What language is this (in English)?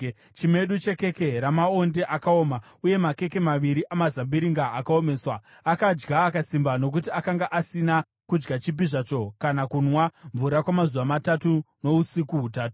Shona